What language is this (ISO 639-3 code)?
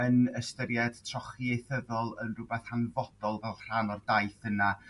cym